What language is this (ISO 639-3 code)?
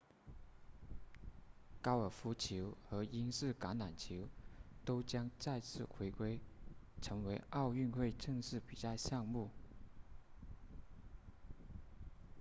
zho